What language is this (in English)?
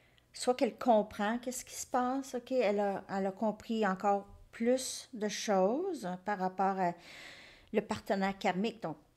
French